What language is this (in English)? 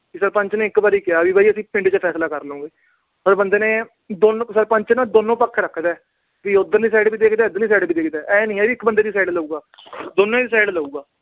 Punjabi